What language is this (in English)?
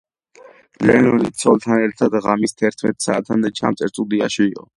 Georgian